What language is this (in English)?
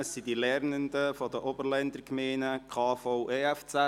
Swiss German